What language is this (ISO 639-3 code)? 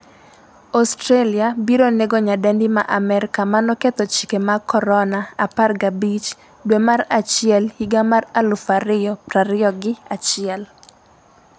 luo